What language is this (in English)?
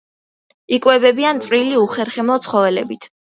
Georgian